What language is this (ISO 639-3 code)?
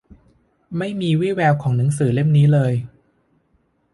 tha